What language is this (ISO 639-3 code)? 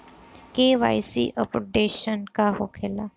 bho